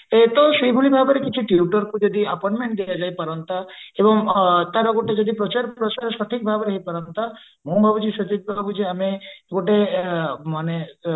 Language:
Odia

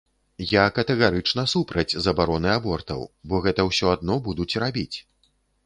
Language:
Belarusian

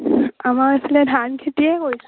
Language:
Assamese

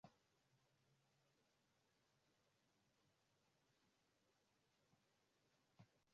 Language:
Swahili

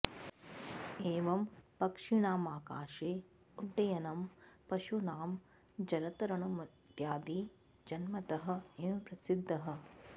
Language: Sanskrit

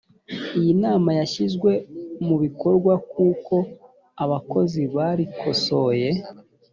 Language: Kinyarwanda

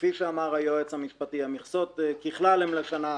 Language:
Hebrew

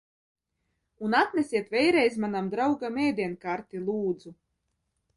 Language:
Latvian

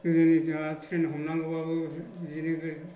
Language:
Bodo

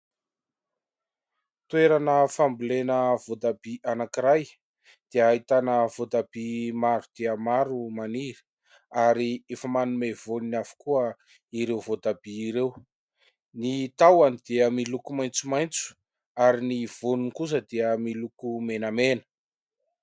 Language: Malagasy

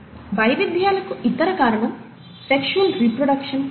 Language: Telugu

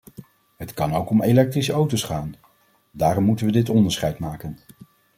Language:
Dutch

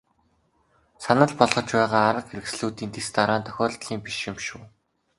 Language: Mongolian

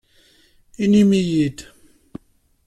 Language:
Kabyle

